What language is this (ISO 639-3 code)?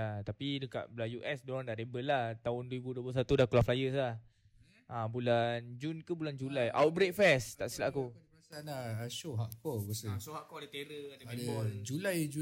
msa